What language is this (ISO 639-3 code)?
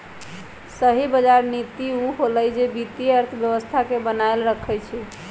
mag